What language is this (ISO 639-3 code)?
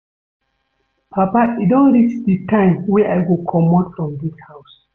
pcm